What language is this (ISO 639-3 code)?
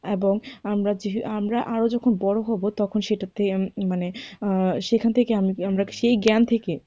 ben